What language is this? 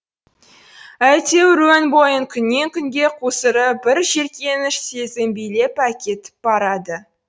Kazakh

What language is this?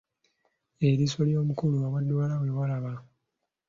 Ganda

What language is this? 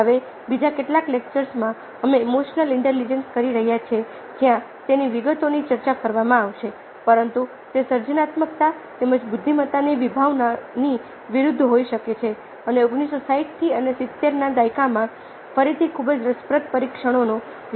Gujarati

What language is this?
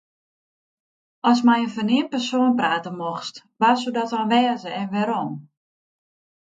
Western Frisian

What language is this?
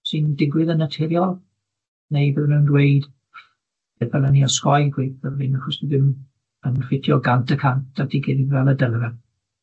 Welsh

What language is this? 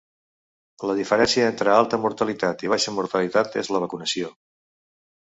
Catalan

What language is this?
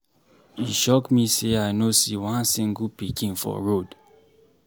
Nigerian Pidgin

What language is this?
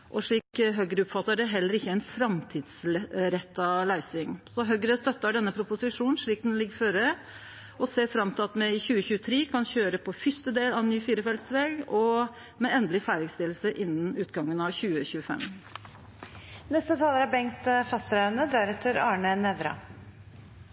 Norwegian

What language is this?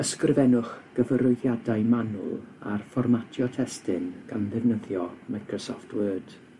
Welsh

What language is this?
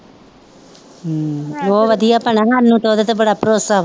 Punjabi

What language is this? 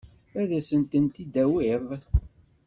Kabyle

